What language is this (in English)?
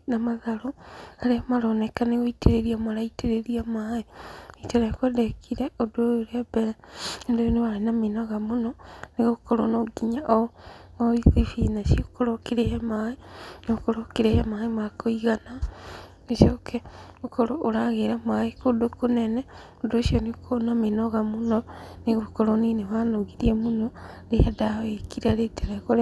Kikuyu